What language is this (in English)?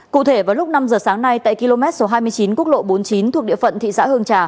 Vietnamese